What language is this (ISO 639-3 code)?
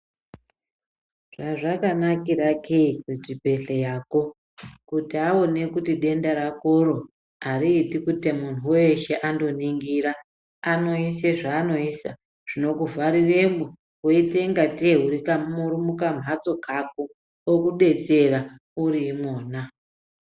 ndc